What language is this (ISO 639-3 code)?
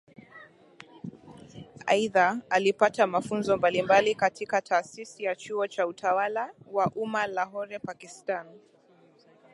swa